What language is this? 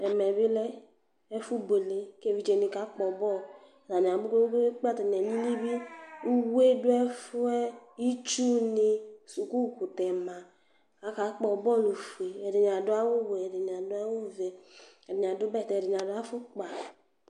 Ikposo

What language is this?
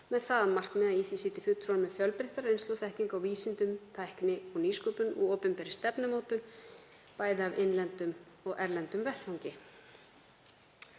Icelandic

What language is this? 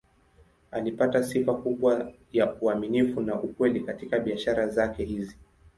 Swahili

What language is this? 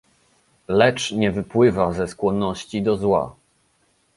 Polish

